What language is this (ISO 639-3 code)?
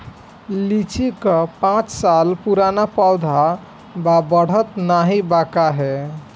bho